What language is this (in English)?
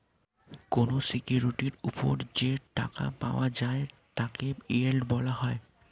Bangla